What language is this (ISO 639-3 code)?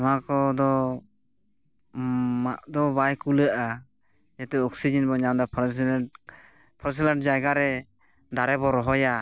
sat